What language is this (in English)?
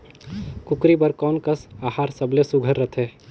Chhattisgarhi